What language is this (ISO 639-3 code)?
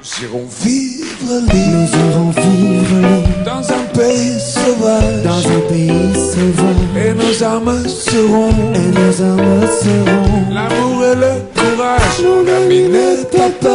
fra